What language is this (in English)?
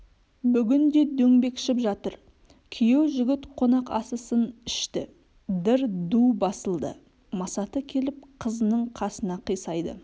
Kazakh